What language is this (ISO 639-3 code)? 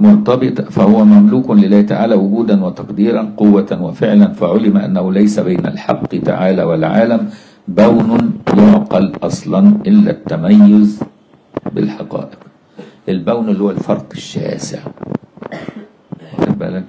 ara